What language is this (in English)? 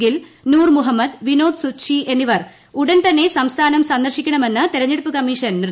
Malayalam